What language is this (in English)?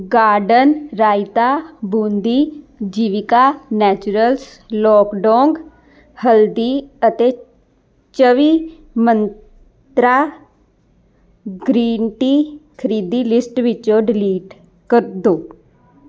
Punjabi